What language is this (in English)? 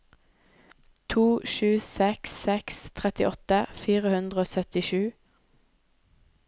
Norwegian